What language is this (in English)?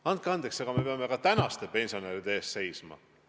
Estonian